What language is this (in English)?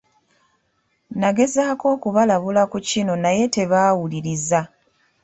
Ganda